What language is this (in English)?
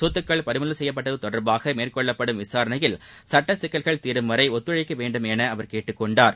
Tamil